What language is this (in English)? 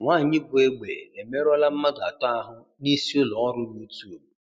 Igbo